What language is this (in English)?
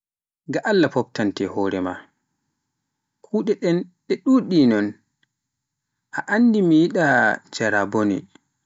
Pular